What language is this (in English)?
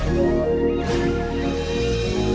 Indonesian